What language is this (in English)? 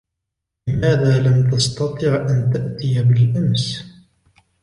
Arabic